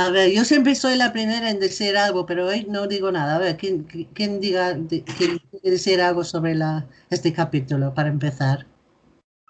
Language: Spanish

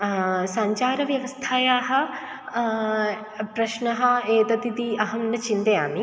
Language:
Sanskrit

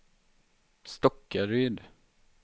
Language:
Swedish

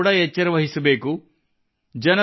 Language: Kannada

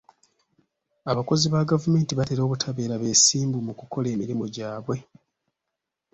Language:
Ganda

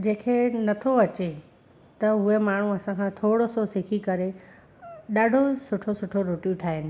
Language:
Sindhi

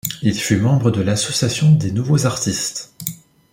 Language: French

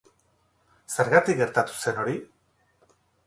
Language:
Basque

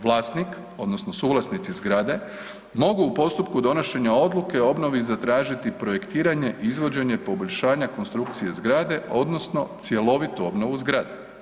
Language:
Croatian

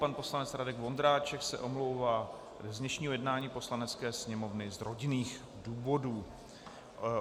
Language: Czech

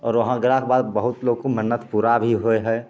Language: Maithili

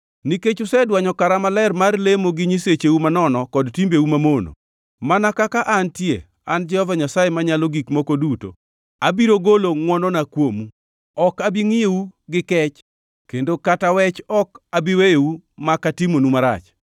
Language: Luo (Kenya and Tanzania)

